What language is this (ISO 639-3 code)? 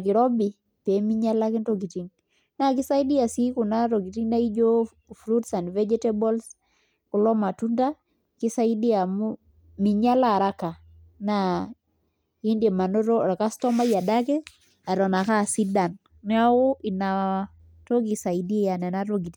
mas